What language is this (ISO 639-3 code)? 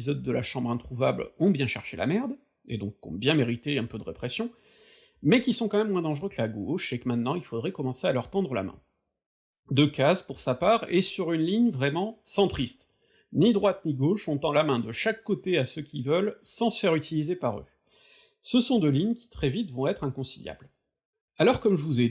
fra